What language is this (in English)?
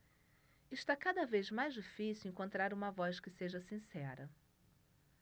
Portuguese